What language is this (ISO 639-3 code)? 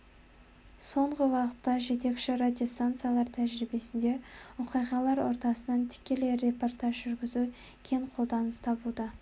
kaz